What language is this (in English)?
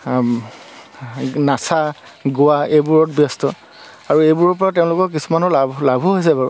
Assamese